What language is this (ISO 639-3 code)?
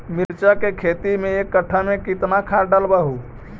mag